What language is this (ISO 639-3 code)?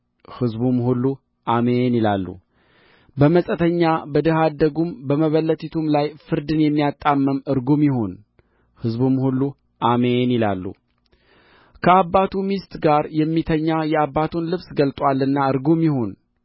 amh